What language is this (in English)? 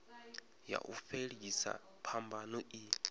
Venda